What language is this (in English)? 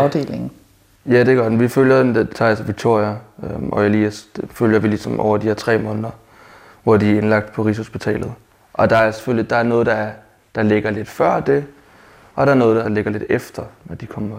Danish